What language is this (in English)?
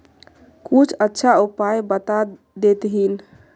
Magahi